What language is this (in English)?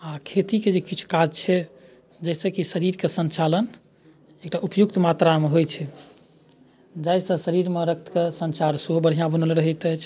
Maithili